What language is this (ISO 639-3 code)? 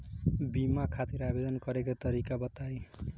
bho